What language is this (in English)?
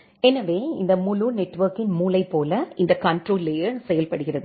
Tamil